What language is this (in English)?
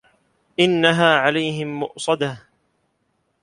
Arabic